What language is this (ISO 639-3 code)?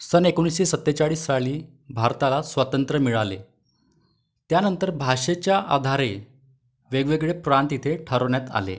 mar